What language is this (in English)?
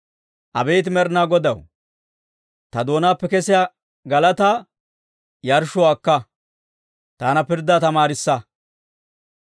Dawro